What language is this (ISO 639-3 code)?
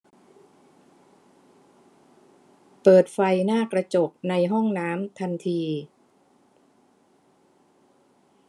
tha